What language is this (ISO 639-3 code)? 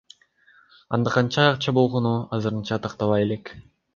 kir